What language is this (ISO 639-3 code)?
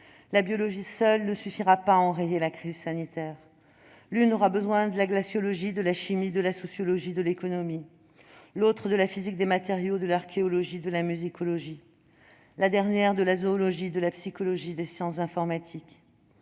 fra